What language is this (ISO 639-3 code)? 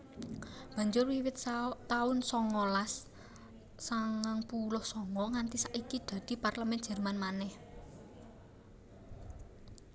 jav